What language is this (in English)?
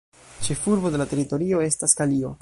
Esperanto